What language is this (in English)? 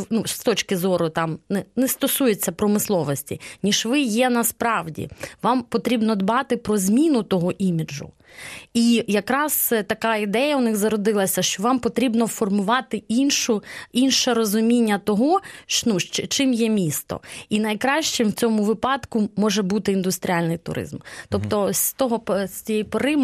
Ukrainian